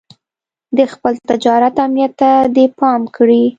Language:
Pashto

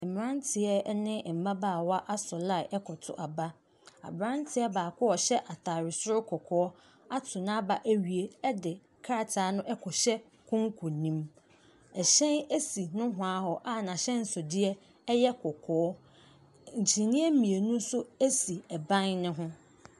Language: Akan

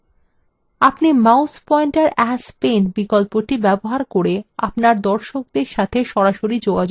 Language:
Bangla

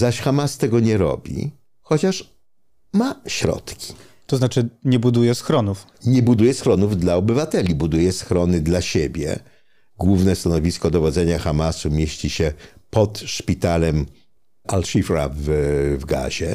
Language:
Polish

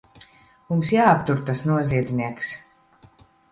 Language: Latvian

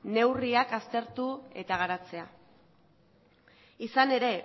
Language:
Basque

